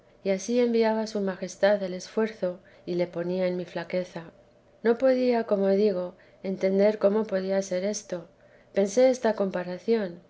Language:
Spanish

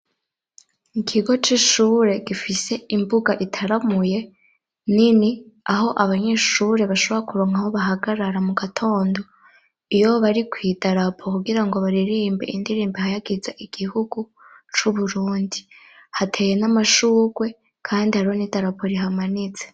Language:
Rundi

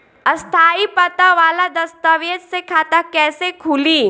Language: Bhojpuri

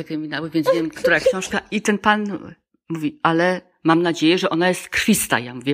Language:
Polish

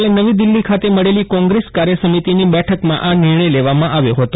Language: Gujarati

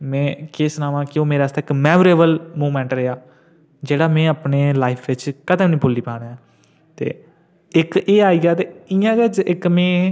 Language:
Dogri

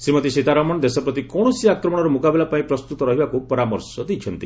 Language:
Odia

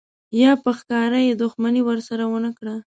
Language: Pashto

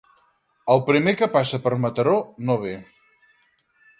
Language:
Catalan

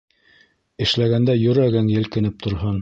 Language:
Bashkir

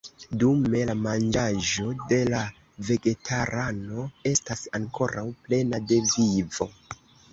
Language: Esperanto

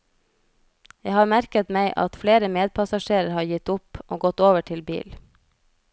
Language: Norwegian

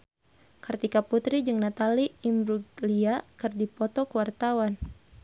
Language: Sundanese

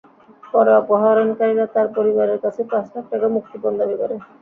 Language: Bangla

